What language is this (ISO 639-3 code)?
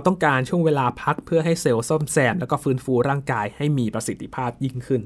tha